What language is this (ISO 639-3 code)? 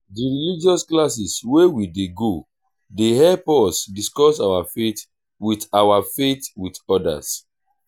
pcm